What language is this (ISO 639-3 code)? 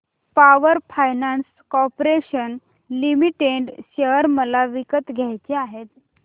mar